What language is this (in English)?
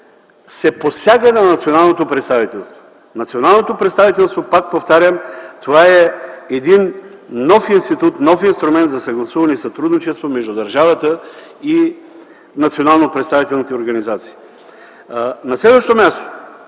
Bulgarian